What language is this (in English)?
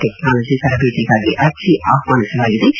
Kannada